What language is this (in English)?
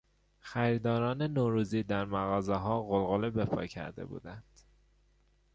Persian